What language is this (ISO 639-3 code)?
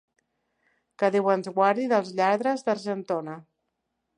cat